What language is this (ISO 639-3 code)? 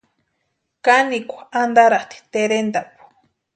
pua